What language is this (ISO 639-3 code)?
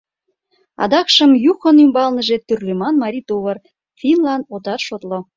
chm